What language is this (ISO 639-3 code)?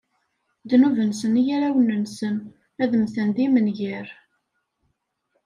kab